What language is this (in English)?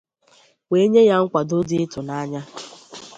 Igbo